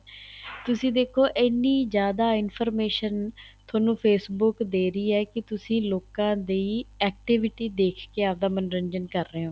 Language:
Punjabi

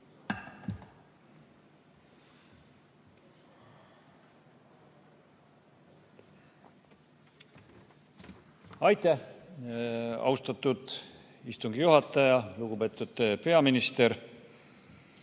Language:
Estonian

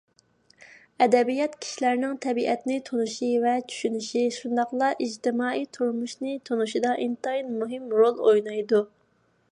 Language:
Uyghur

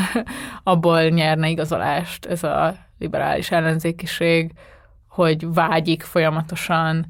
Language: Hungarian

